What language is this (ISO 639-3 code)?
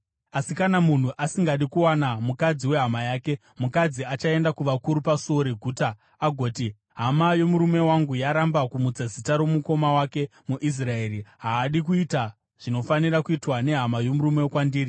sna